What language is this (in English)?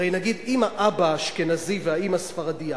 Hebrew